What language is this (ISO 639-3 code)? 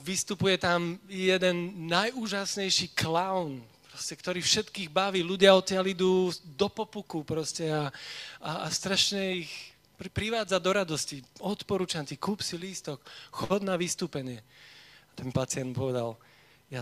slk